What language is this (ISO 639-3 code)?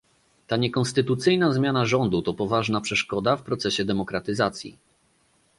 pol